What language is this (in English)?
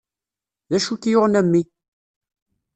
Kabyle